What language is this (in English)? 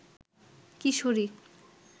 Bangla